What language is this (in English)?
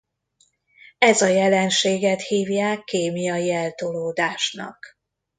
Hungarian